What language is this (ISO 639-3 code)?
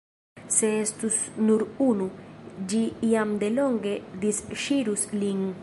epo